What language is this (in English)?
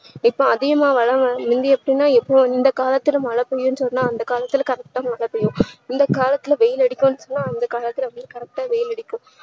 Tamil